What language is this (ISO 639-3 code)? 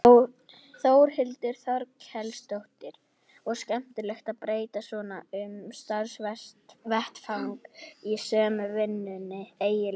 isl